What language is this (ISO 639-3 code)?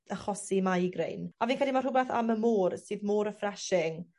cym